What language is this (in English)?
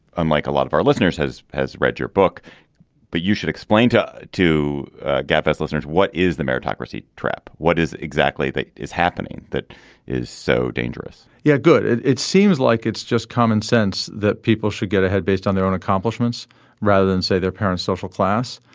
English